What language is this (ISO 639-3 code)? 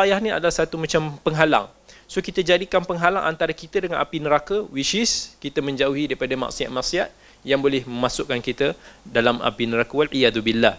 msa